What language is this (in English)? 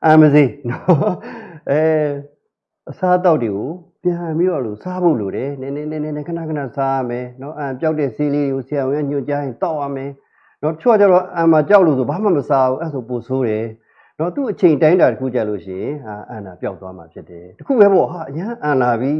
Indonesian